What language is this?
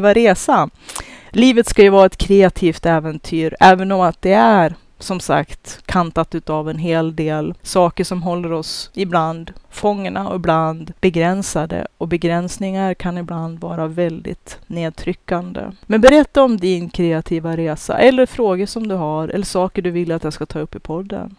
Swedish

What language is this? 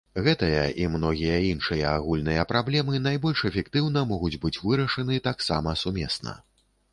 Belarusian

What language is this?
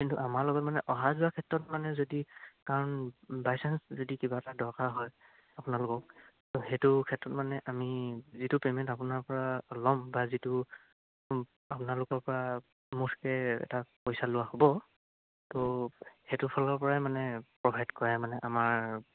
Assamese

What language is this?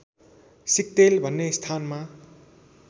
Nepali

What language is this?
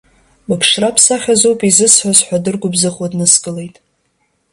Abkhazian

